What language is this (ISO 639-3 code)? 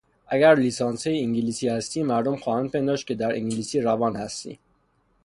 fas